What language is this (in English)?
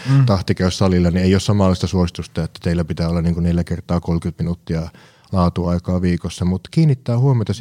Finnish